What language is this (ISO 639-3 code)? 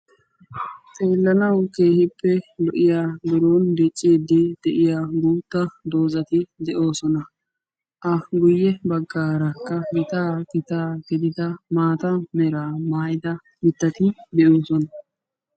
wal